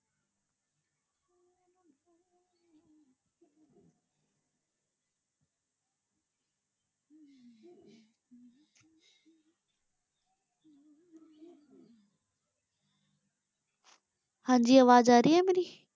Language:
Punjabi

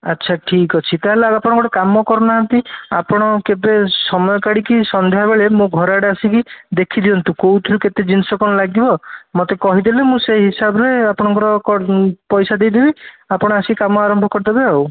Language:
Odia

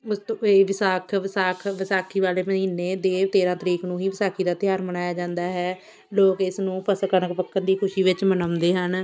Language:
Punjabi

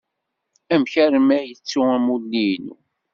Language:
Kabyle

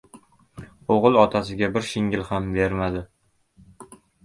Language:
Uzbek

